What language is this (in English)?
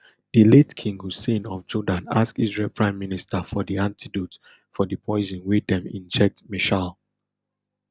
Nigerian Pidgin